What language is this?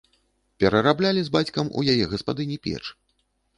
Belarusian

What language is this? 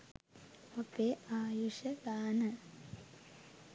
Sinhala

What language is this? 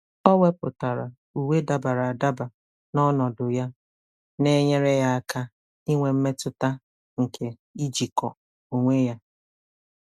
Igbo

